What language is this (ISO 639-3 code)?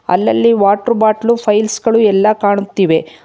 kan